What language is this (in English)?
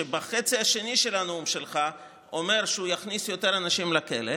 Hebrew